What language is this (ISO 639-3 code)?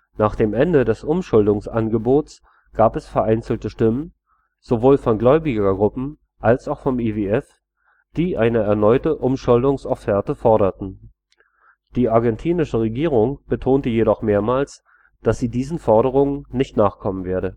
deu